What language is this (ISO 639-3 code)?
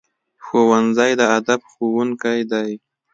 pus